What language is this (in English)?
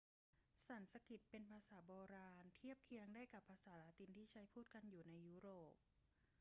Thai